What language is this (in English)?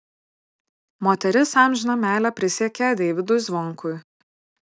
Lithuanian